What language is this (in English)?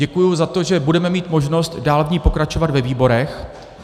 Czech